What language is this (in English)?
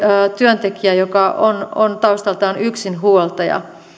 Finnish